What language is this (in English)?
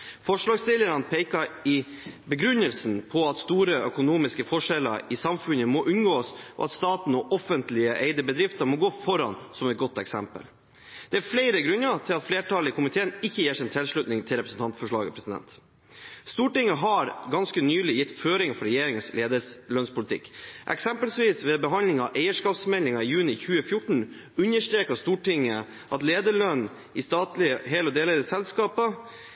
Norwegian Bokmål